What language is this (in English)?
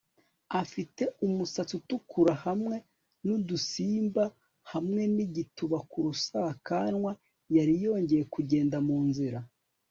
Kinyarwanda